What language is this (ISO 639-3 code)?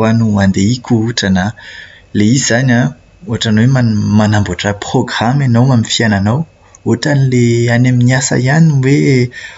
mlg